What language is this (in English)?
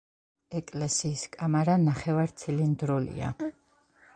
Georgian